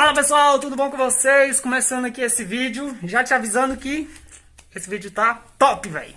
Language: Portuguese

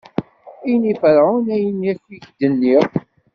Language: Kabyle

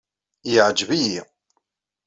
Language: Kabyle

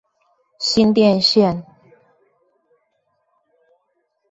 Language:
Chinese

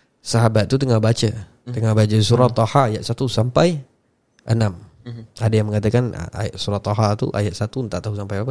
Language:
Malay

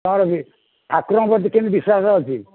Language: Odia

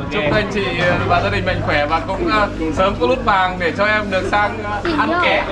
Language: Vietnamese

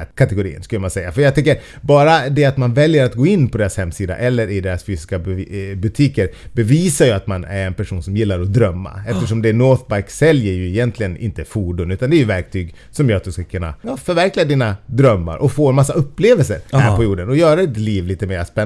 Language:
Swedish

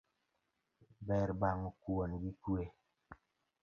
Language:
Luo (Kenya and Tanzania)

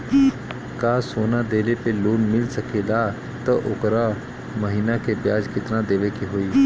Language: Bhojpuri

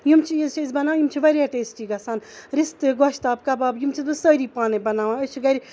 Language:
Kashmiri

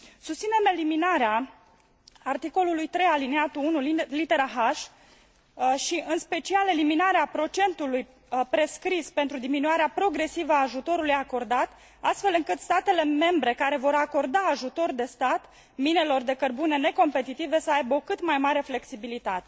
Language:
Romanian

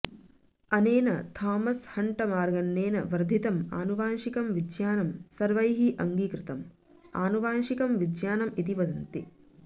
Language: Sanskrit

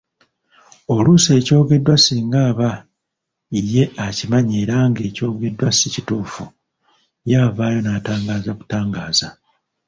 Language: Ganda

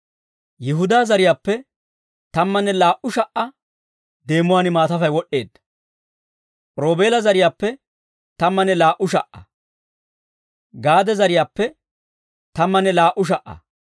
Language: Dawro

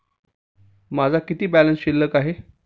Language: Marathi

